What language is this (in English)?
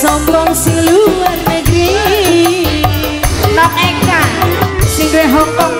Indonesian